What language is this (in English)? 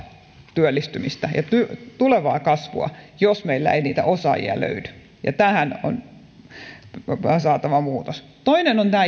Finnish